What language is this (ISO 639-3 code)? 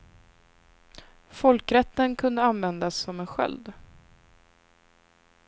swe